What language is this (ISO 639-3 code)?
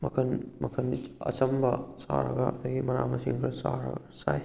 mni